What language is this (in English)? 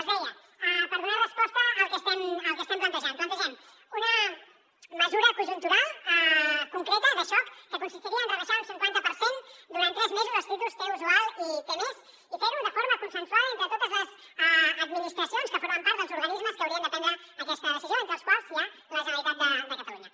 Catalan